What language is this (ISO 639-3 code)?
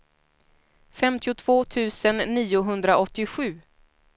swe